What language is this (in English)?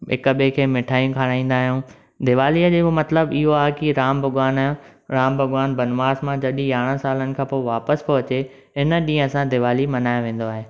Sindhi